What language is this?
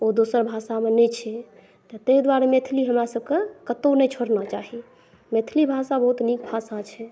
Maithili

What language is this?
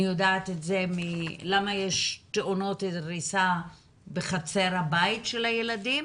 Hebrew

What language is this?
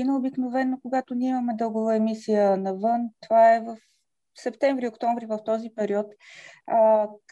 Bulgarian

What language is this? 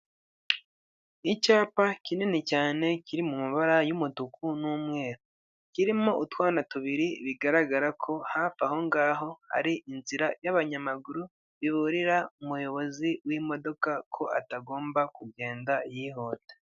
Kinyarwanda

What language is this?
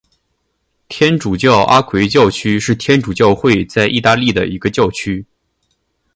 Chinese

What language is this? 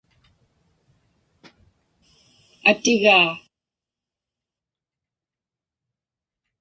Inupiaq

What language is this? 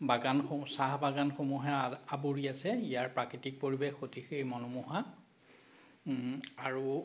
Assamese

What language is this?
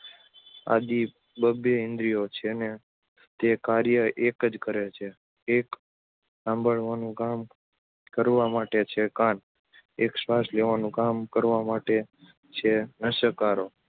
Gujarati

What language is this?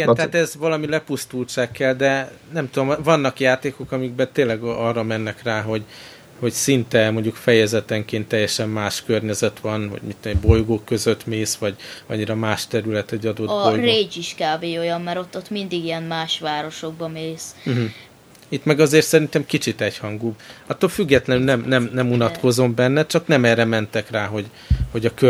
Hungarian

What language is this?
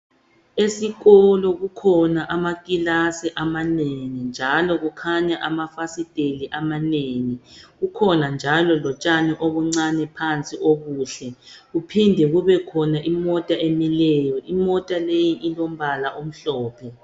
North Ndebele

